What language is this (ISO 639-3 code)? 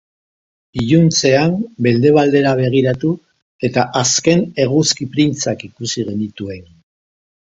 eus